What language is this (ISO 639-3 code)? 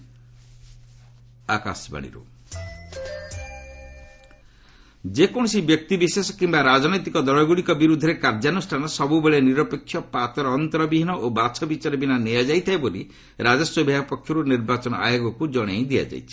ori